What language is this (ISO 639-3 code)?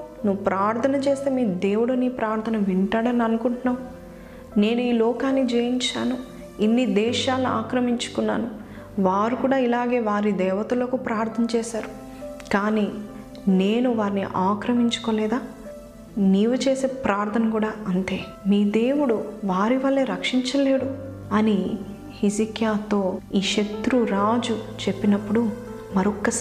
tel